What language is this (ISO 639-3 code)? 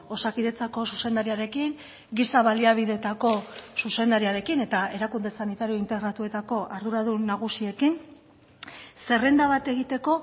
eus